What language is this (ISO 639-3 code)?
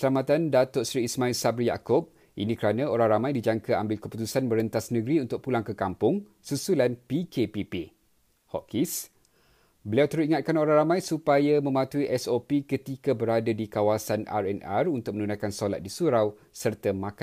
msa